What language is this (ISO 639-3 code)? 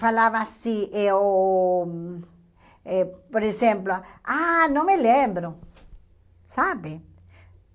por